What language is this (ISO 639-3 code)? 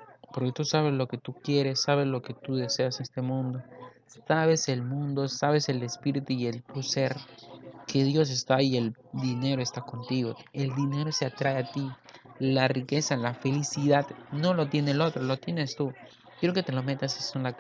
spa